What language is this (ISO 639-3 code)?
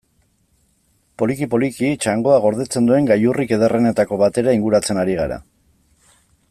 eus